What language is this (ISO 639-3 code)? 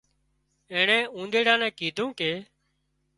kxp